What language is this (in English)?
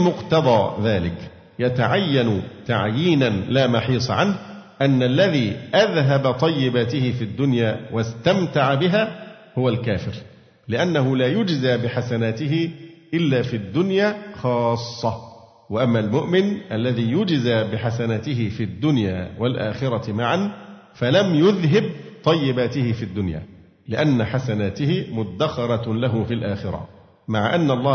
Arabic